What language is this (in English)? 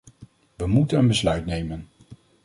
Dutch